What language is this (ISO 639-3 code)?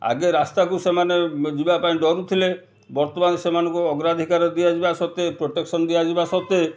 ori